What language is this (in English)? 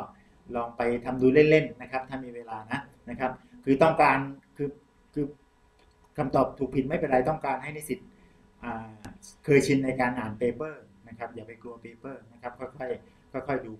Thai